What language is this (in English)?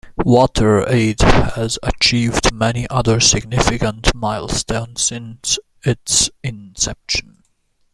English